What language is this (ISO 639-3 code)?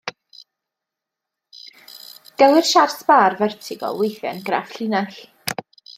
cym